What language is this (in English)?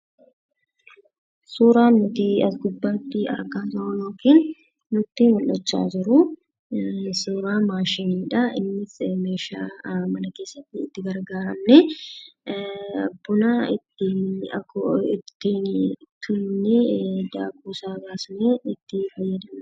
Oromo